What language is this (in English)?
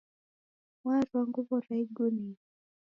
Taita